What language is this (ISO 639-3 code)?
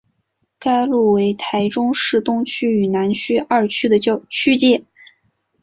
zho